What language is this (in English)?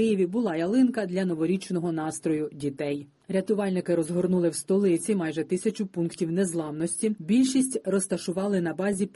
Ukrainian